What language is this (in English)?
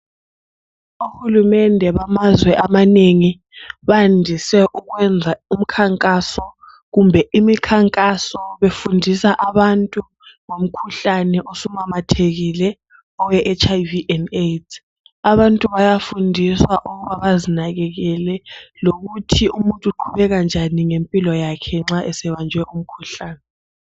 North Ndebele